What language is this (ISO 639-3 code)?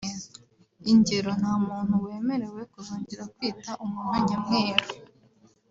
kin